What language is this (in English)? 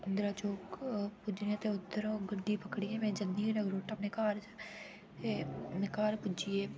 Dogri